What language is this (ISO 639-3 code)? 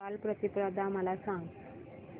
mar